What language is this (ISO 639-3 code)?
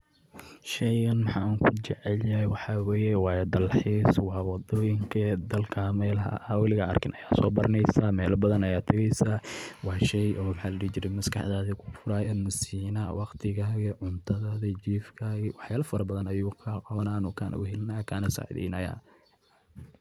som